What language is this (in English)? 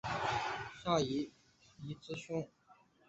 Chinese